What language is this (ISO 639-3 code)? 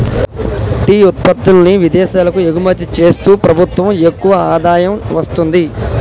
tel